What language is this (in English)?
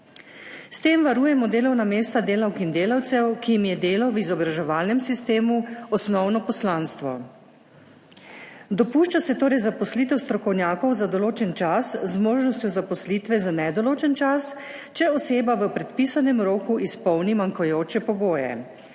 Slovenian